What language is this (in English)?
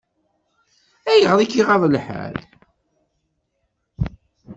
Kabyle